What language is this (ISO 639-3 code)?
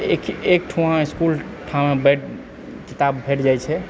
mai